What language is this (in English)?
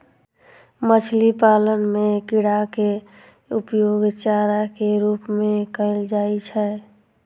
Maithili